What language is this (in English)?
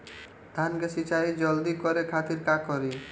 Bhojpuri